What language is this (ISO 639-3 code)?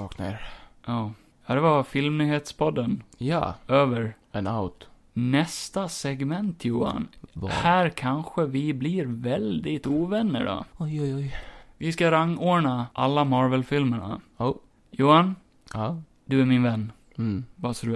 swe